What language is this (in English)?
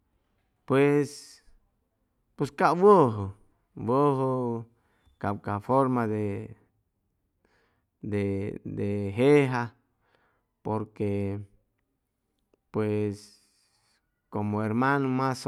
Chimalapa Zoque